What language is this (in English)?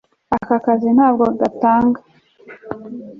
Kinyarwanda